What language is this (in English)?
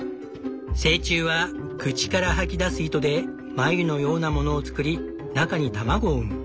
Japanese